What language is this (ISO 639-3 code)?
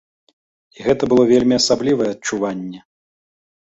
bel